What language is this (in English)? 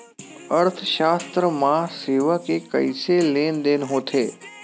Chhattisgarhi